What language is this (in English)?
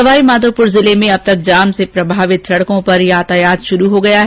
Hindi